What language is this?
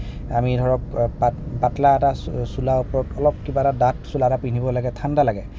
Assamese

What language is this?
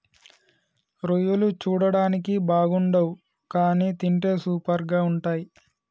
Telugu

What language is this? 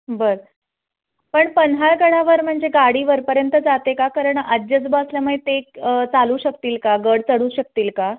Marathi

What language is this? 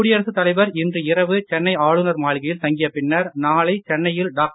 Tamil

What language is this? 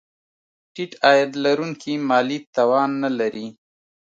Pashto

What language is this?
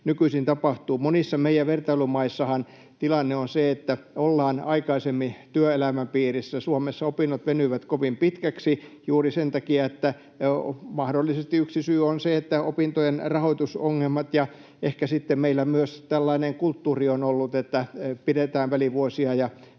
Finnish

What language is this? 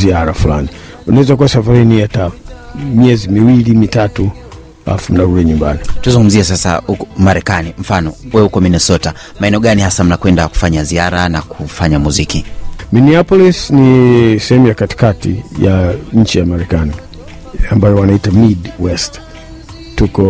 Swahili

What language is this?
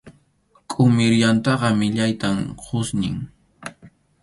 Arequipa-La Unión Quechua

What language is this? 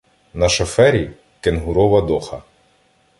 Ukrainian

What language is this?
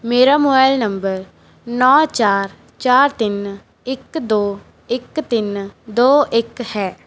Punjabi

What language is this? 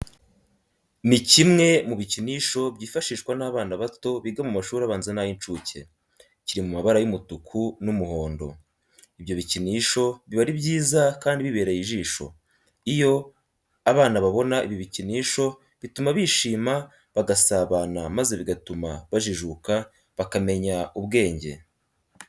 Kinyarwanda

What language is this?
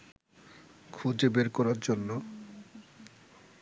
Bangla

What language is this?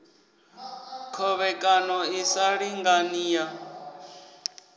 Venda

